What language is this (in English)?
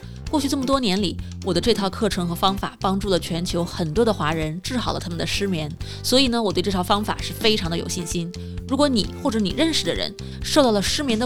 Chinese